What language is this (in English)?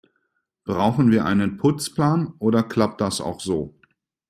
German